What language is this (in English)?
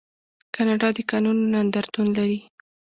Pashto